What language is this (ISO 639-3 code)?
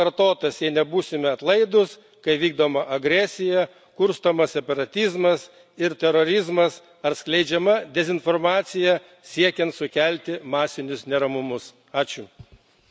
lit